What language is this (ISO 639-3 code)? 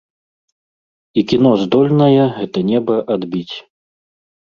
bel